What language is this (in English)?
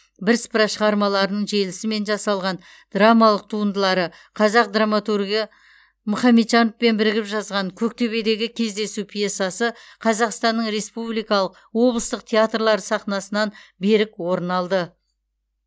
Kazakh